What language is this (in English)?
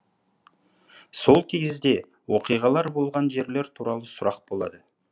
Kazakh